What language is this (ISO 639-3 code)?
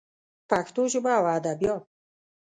pus